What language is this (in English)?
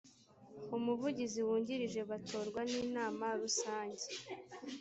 Kinyarwanda